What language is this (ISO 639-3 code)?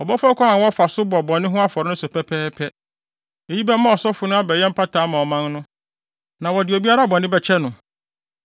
aka